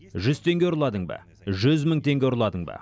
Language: Kazakh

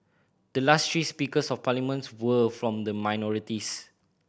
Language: English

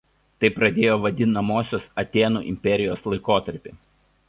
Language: Lithuanian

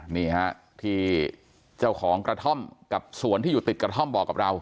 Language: Thai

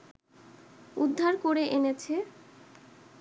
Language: Bangla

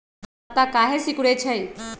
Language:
Magahi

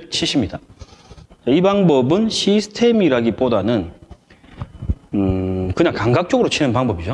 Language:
Korean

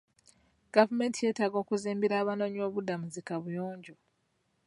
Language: Ganda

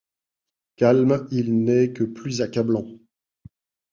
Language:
French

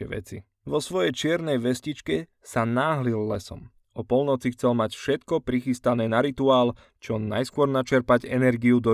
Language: Slovak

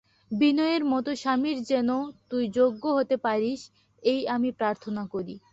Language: Bangla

